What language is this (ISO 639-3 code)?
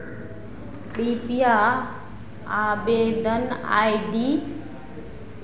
mai